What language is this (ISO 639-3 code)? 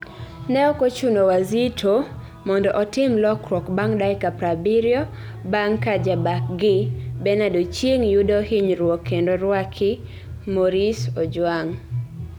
luo